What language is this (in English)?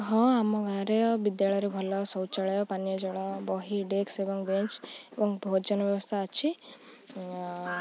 Odia